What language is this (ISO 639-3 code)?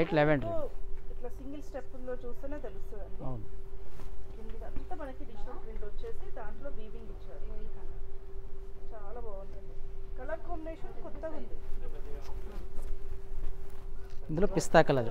tel